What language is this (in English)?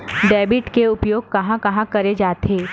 Chhattisgarhi